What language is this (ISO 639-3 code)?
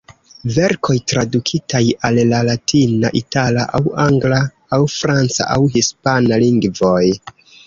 epo